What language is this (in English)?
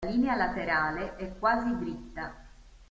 Italian